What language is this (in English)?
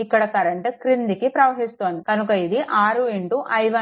Telugu